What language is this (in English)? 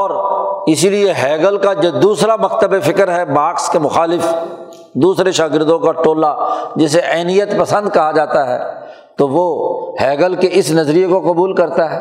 Urdu